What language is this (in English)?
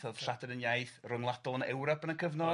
Welsh